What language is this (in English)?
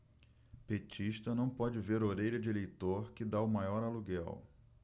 Portuguese